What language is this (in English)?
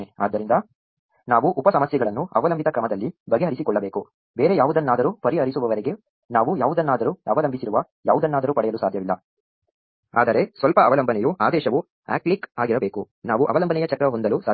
Kannada